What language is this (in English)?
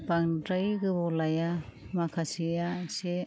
Bodo